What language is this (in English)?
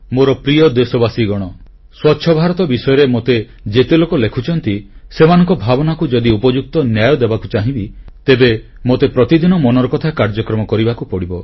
Odia